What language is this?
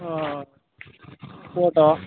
Kannada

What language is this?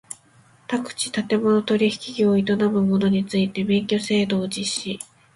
Japanese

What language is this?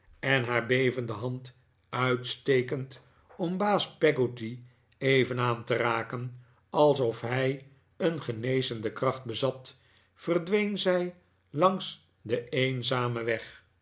Dutch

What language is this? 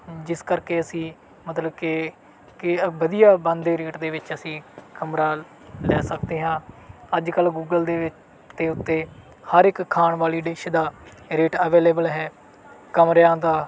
Punjabi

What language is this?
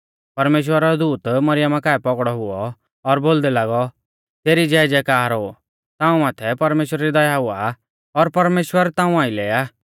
Mahasu Pahari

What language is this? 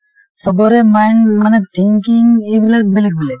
Assamese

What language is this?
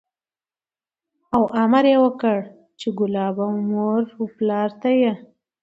Pashto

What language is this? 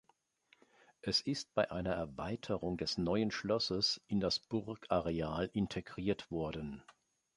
German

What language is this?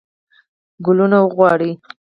Pashto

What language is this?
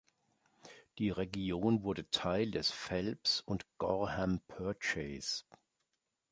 German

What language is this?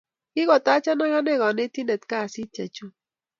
Kalenjin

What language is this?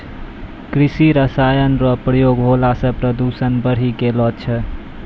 Maithili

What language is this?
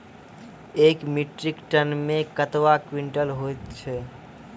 Maithili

